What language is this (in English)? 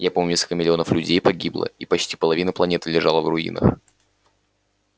Russian